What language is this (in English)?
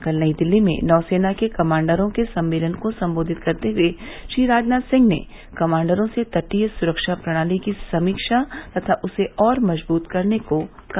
Hindi